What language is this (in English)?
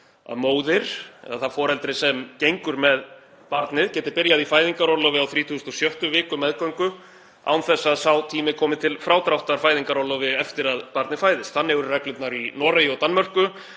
Icelandic